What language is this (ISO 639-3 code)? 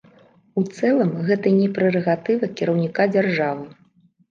bel